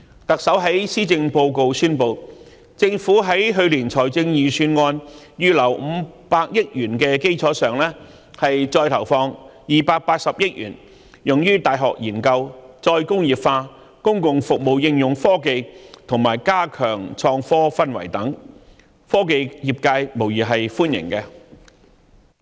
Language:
Cantonese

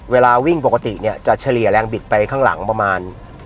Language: Thai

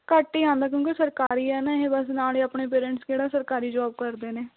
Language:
Punjabi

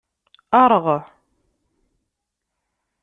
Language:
Kabyle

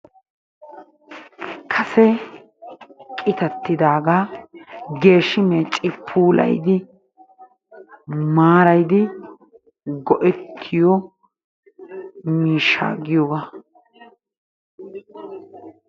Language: Wolaytta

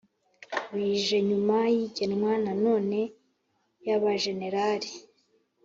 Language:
Kinyarwanda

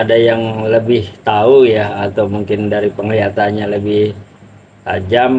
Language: Indonesian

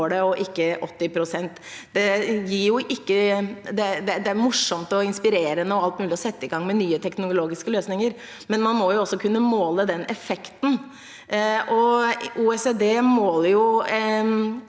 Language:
Norwegian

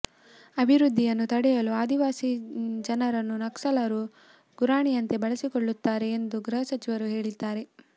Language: Kannada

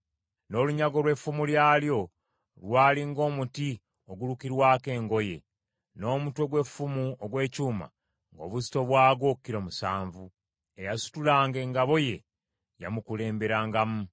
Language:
Ganda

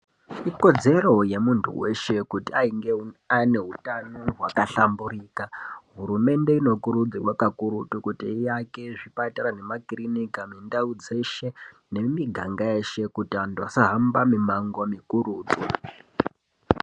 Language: Ndau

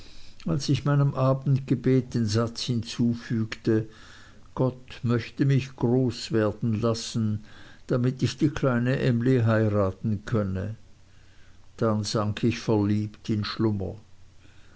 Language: German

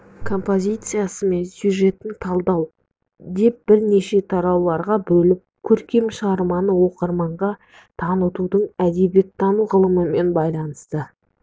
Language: Kazakh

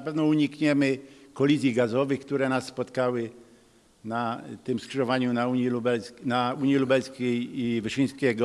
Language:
Polish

